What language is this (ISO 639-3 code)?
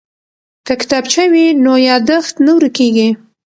pus